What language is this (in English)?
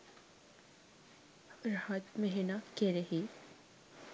Sinhala